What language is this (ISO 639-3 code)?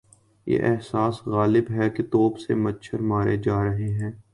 urd